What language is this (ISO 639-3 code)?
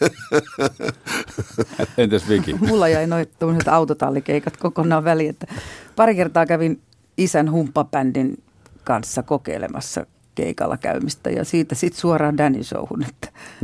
fin